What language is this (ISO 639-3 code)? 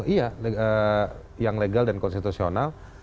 ind